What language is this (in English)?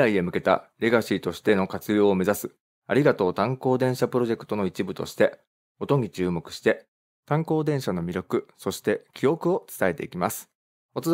Japanese